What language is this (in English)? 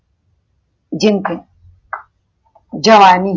Gujarati